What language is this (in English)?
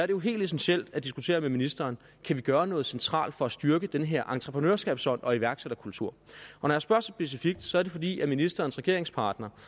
Danish